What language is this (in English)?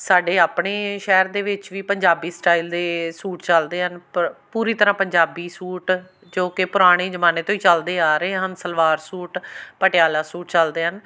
Punjabi